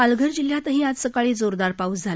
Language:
Marathi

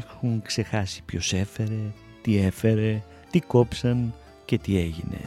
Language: Greek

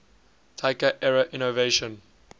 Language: English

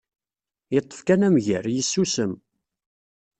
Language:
Kabyle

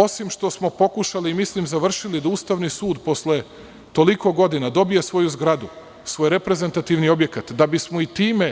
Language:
Serbian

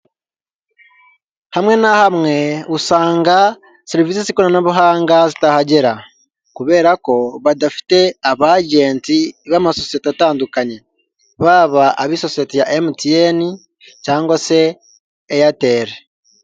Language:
Kinyarwanda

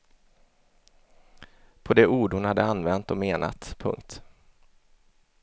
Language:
Swedish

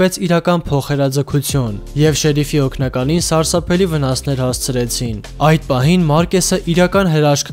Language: Turkish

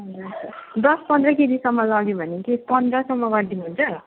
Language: Nepali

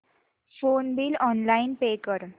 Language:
Marathi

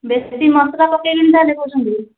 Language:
Odia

